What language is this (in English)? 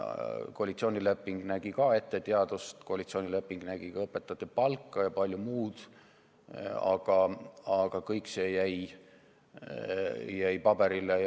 Estonian